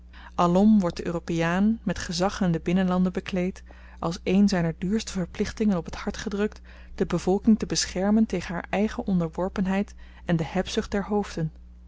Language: Dutch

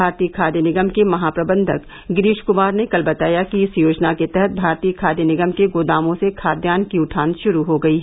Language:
Hindi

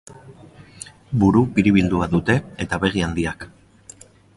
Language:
Basque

